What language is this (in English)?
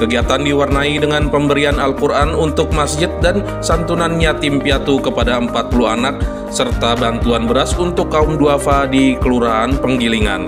Indonesian